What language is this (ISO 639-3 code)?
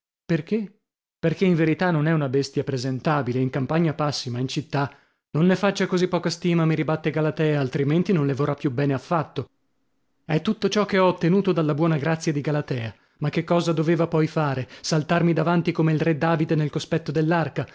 ita